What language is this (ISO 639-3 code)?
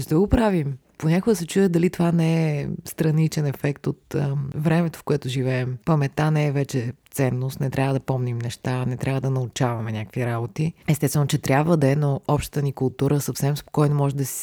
bul